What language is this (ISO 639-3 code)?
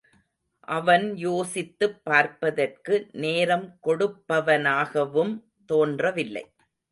tam